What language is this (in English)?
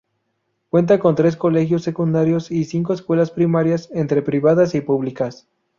Spanish